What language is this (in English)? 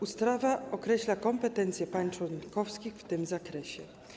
Polish